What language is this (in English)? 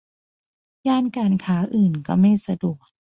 Thai